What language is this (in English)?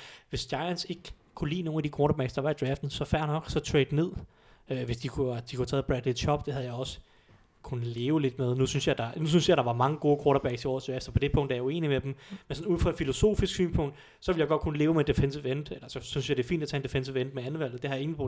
Danish